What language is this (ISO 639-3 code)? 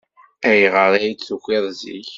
kab